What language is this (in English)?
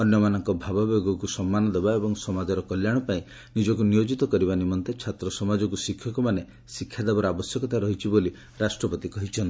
Odia